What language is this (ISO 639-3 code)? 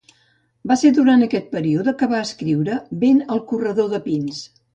cat